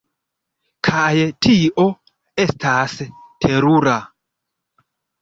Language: Esperanto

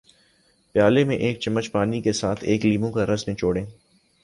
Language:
Urdu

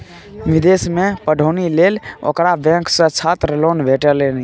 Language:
Maithili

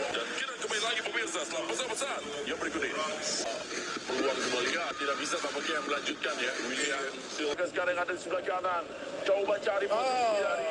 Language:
Indonesian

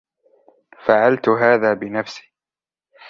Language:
Arabic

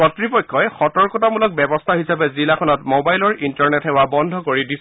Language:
Assamese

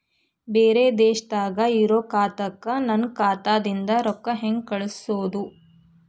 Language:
Kannada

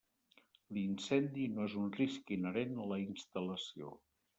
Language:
Catalan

